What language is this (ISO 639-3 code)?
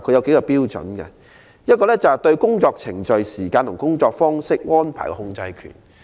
yue